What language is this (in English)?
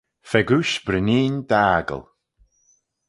Manx